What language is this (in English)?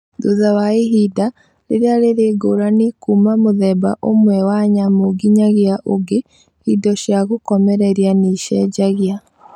Kikuyu